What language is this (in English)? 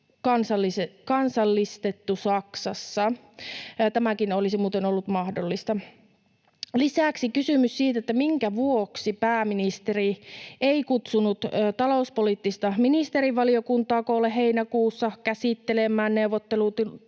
Finnish